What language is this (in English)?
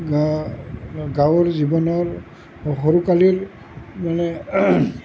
Assamese